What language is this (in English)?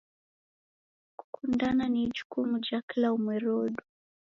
Taita